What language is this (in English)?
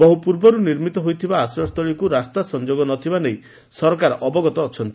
Odia